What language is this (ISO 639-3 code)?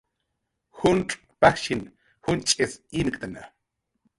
jqr